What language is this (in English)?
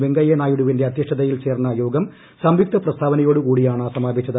Malayalam